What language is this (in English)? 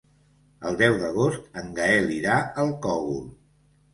Catalan